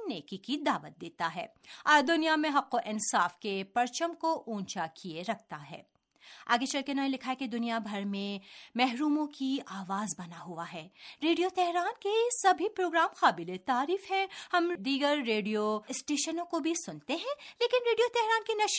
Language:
Urdu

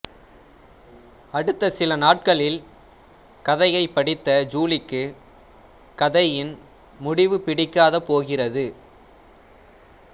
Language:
Tamil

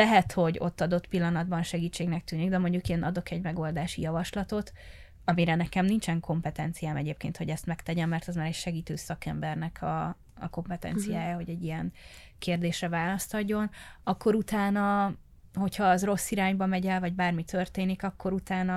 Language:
Hungarian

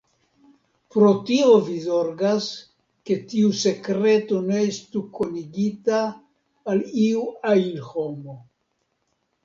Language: Esperanto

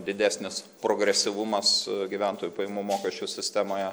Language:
Lithuanian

